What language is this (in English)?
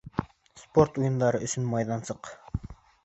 Bashkir